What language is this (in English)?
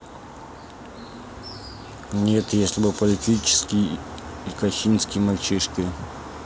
Russian